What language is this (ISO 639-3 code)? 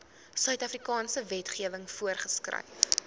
afr